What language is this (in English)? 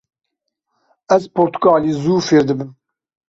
Kurdish